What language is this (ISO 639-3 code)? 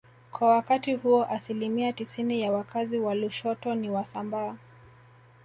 swa